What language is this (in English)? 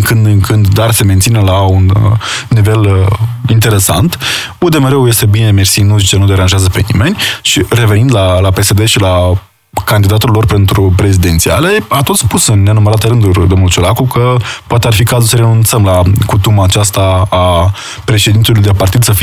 Romanian